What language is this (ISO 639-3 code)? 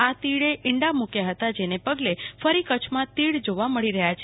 guj